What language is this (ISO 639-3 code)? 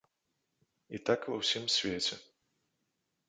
bel